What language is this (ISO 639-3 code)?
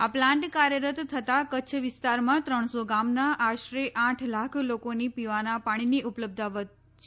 guj